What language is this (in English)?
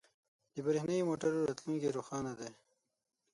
Pashto